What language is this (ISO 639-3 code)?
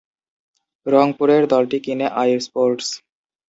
ben